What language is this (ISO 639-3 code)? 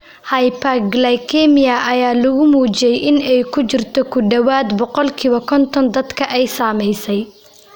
som